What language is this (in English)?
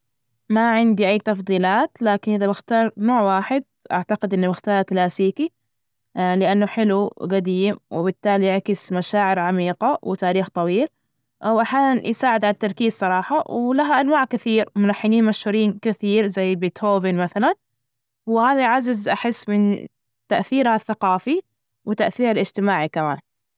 Najdi Arabic